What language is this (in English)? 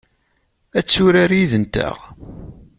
Kabyle